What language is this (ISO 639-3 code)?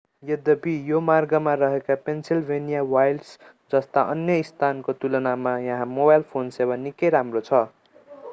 nep